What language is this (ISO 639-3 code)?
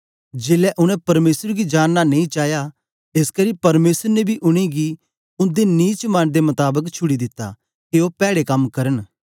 doi